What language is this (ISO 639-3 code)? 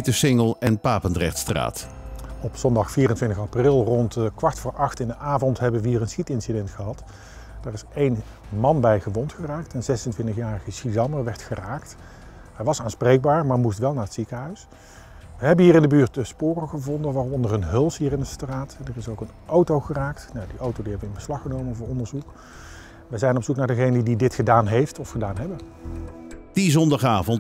nld